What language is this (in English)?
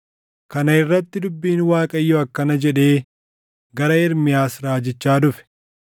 Oromo